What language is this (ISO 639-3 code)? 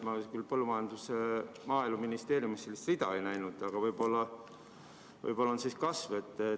est